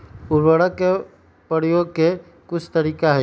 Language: Magahi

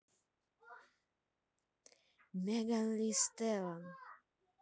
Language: Russian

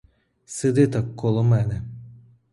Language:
Ukrainian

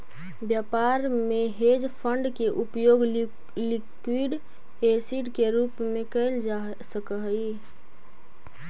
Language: Magahi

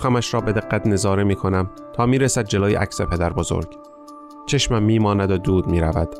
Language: Persian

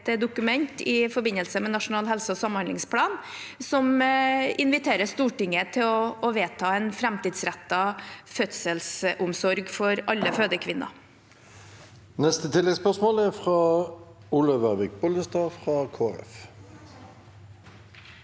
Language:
Norwegian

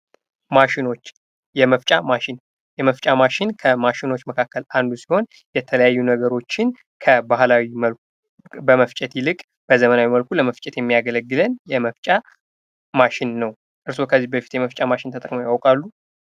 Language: Amharic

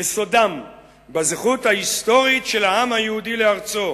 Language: Hebrew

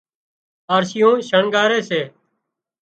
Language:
Wadiyara Koli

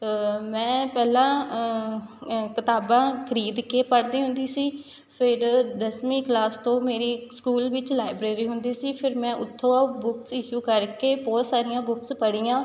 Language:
Punjabi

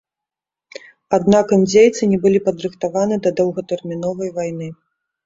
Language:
Belarusian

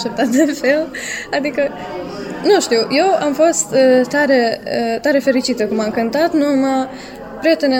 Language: Romanian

